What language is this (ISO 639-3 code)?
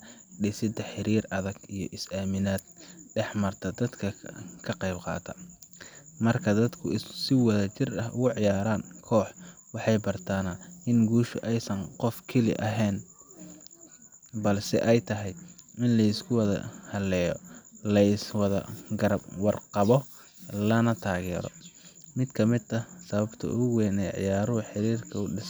som